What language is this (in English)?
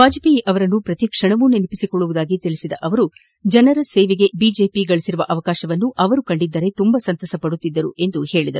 Kannada